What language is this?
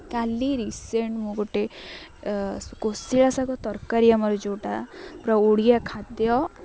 Odia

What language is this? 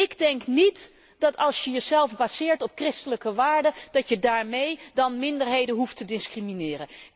Dutch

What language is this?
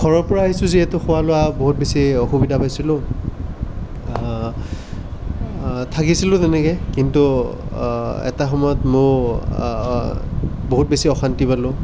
Assamese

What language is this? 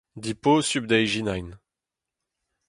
Breton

